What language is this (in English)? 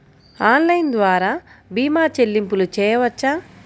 Telugu